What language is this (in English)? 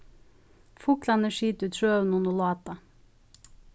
Faroese